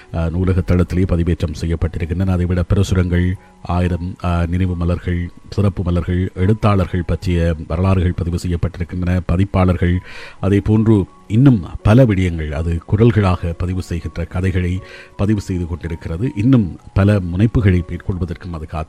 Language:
Tamil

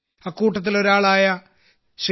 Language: Malayalam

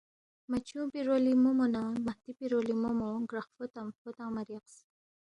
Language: Balti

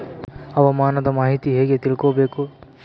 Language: Kannada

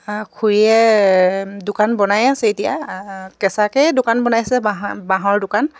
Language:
Assamese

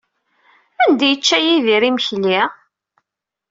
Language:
Kabyle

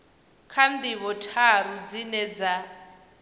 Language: Venda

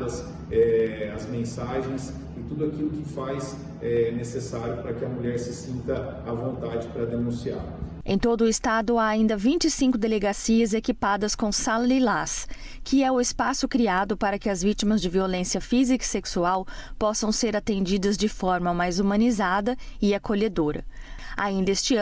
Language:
Portuguese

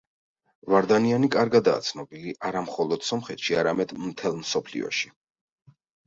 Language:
Georgian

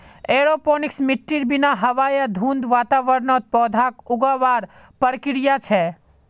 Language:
Magahi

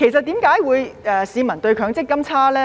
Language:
Cantonese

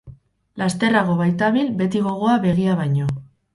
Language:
Basque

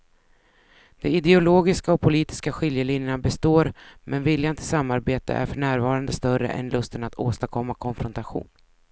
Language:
Swedish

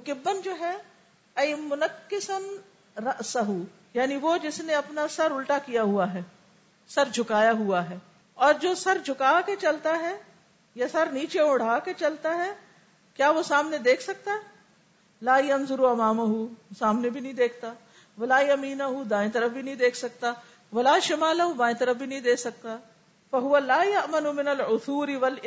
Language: Urdu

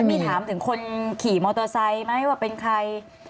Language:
Thai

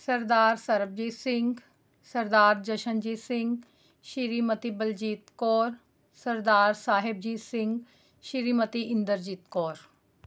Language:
Punjabi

